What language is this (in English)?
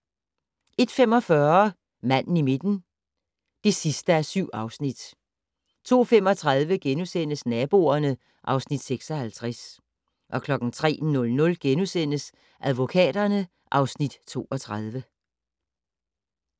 Danish